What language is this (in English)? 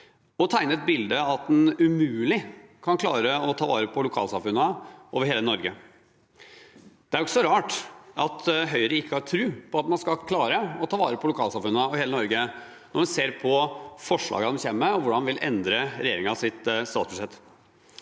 Norwegian